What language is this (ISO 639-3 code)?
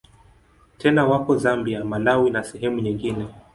swa